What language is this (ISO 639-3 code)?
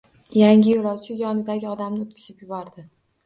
uzb